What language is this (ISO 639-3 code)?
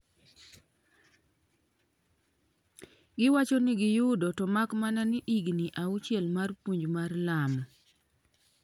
luo